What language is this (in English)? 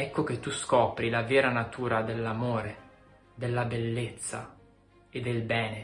Italian